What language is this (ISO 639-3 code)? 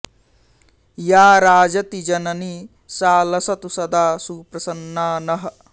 san